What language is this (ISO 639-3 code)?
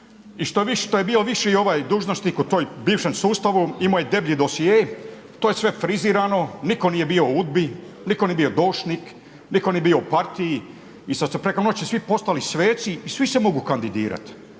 hrv